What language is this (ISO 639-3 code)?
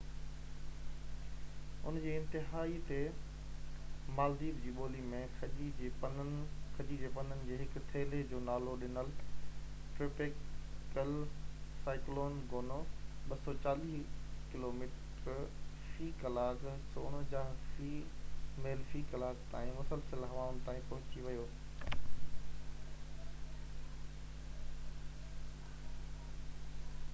snd